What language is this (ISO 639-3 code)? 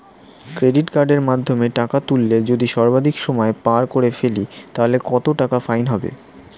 ben